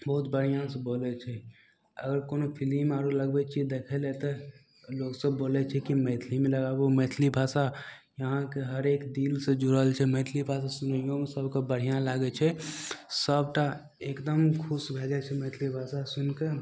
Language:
Maithili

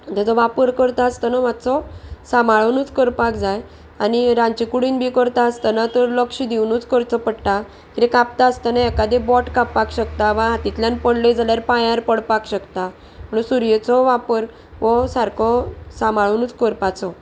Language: Konkani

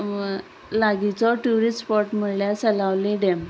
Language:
Konkani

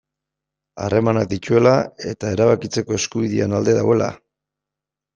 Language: Basque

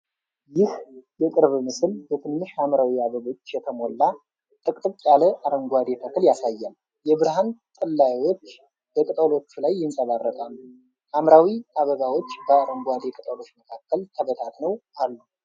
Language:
Amharic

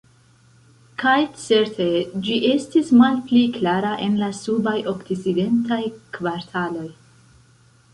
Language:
Esperanto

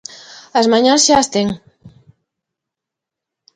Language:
Galician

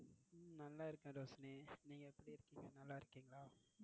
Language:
Tamil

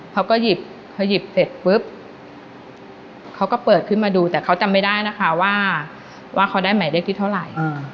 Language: Thai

